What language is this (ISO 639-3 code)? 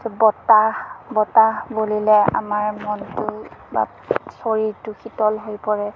asm